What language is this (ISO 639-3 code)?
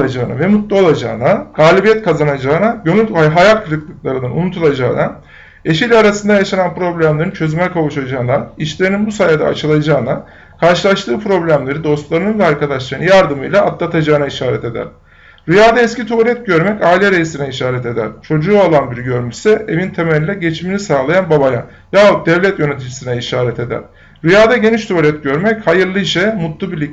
tur